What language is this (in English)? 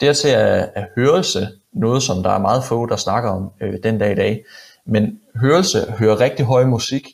Danish